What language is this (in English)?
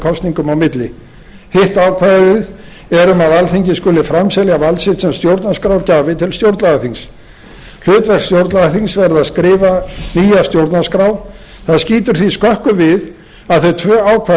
Icelandic